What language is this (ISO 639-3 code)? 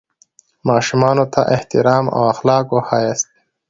pus